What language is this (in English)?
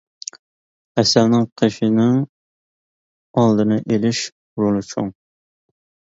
Uyghur